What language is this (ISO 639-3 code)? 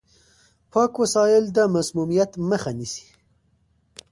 pus